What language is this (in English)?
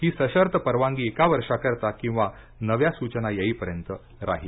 Marathi